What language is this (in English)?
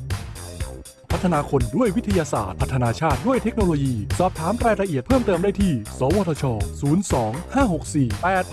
Thai